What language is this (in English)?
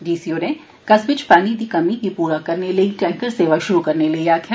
Dogri